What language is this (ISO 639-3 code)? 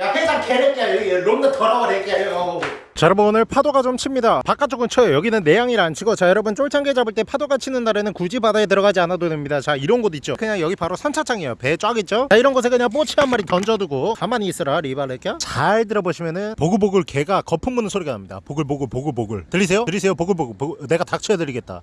kor